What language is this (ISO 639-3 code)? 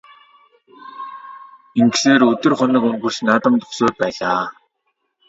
mon